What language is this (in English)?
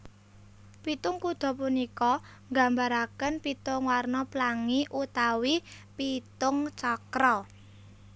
Javanese